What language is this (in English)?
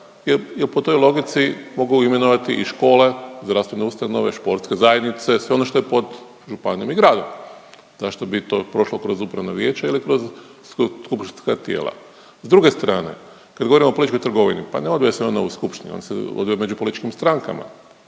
Croatian